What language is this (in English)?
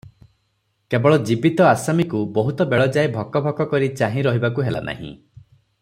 Odia